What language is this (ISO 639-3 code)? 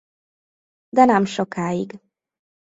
hun